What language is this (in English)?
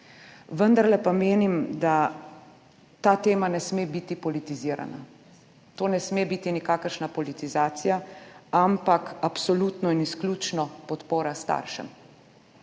Slovenian